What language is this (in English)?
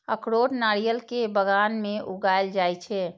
Maithili